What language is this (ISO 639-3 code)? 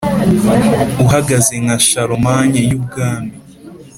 kin